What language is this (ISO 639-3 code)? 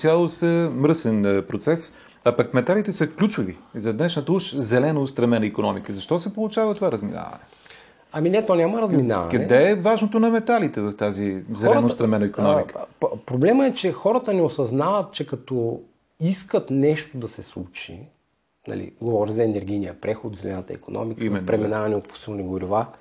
bul